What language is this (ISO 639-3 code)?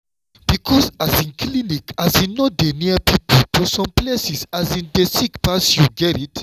pcm